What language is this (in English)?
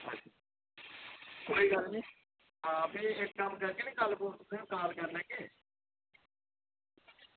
Dogri